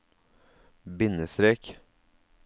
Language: Norwegian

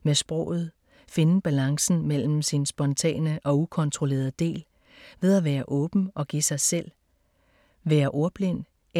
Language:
Danish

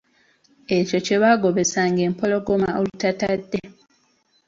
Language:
Ganda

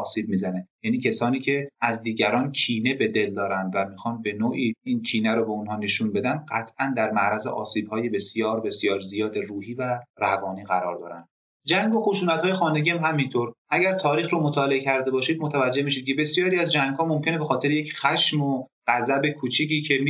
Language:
Persian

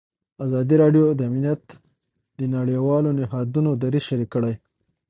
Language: Pashto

